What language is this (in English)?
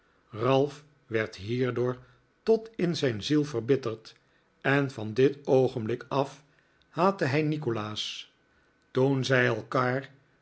Dutch